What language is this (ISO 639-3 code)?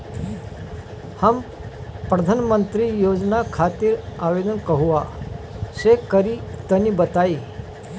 bho